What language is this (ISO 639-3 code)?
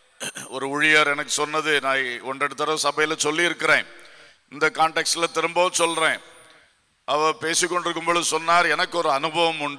tam